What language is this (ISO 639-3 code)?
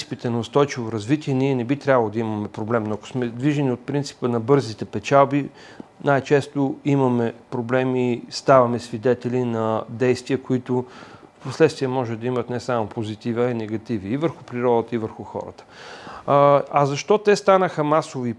bul